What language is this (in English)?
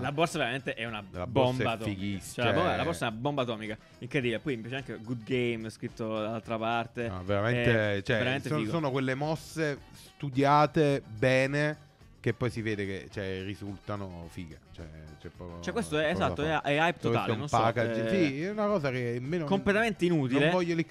Italian